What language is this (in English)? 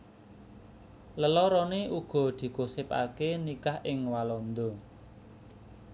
Javanese